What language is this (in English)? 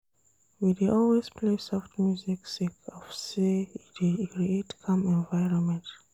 Nigerian Pidgin